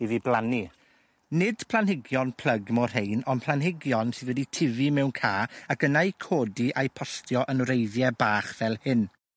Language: Welsh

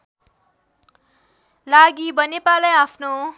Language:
Nepali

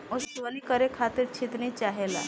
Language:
Bhojpuri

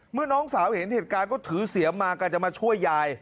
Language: Thai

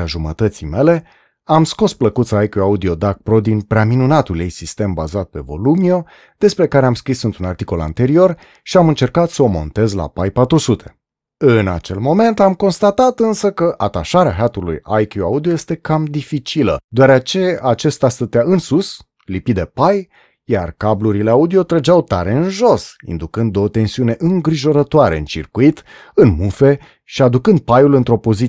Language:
Romanian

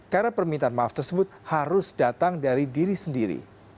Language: Indonesian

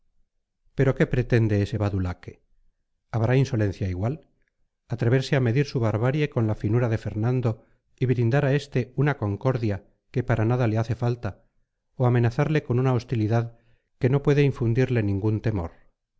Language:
Spanish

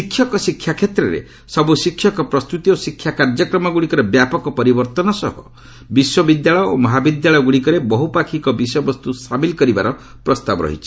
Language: Odia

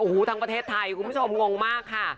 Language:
Thai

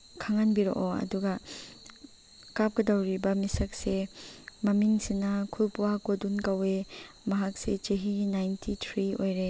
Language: Manipuri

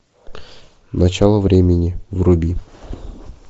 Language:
Russian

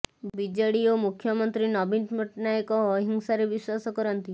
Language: Odia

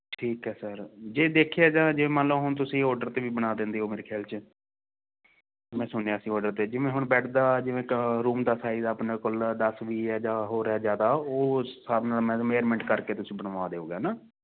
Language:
Punjabi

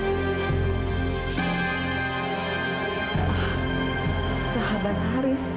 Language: Indonesian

